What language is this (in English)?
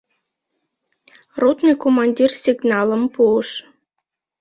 Mari